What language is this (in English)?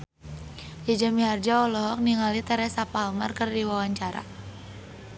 Sundanese